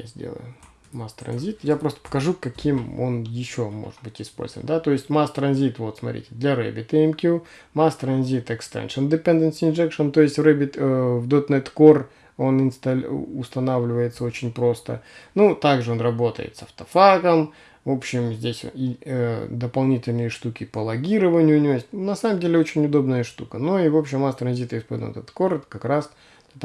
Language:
Russian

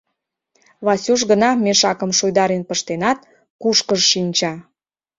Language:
Mari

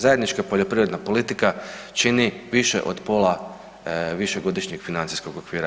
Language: Croatian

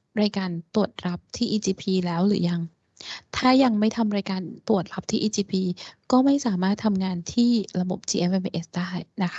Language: Thai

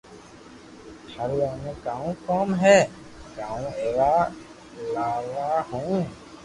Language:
Loarki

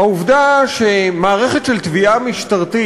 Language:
Hebrew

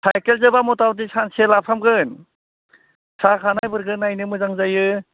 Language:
Bodo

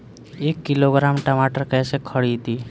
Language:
Bhojpuri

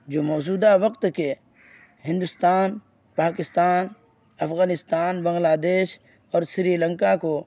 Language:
Urdu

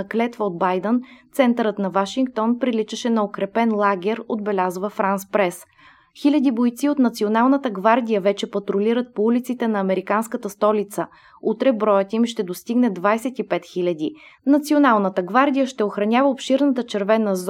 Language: Bulgarian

